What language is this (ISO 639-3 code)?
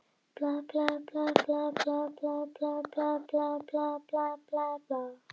isl